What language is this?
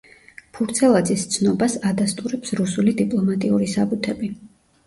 Georgian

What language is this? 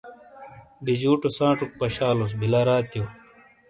Shina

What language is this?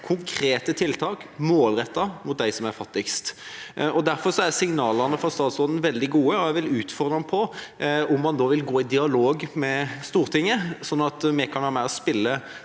Norwegian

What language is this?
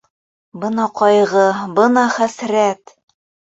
Bashkir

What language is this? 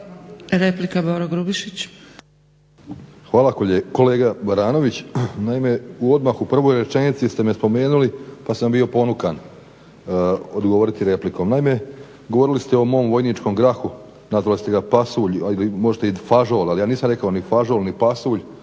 Croatian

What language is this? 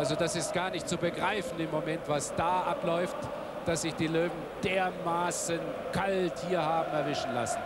German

